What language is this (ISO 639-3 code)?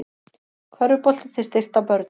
isl